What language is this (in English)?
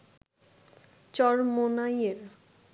Bangla